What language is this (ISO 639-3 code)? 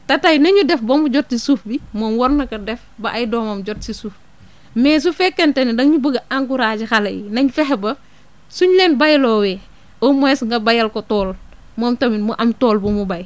wol